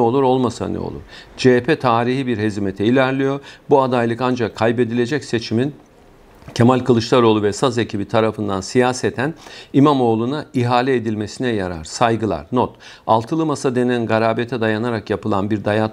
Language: Turkish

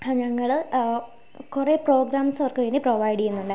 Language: Malayalam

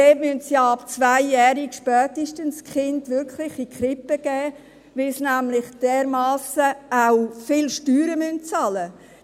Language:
Swiss German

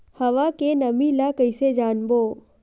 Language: Chhattisgarhi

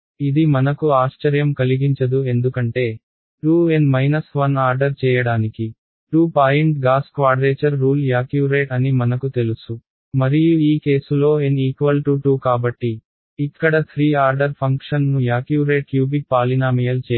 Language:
Telugu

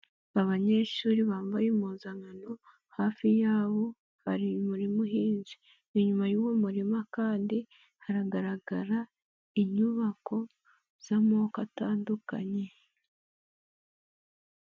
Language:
Kinyarwanda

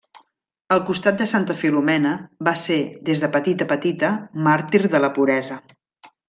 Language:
Catalan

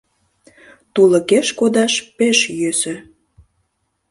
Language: Mari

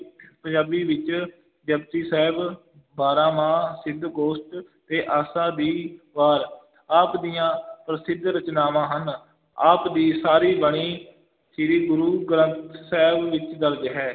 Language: Punjabi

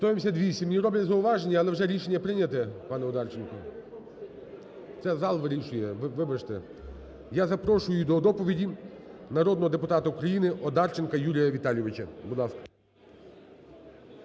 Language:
Ukrainian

